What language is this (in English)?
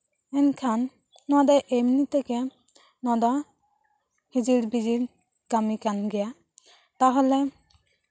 Santali